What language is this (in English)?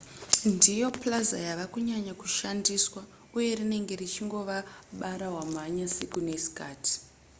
Shona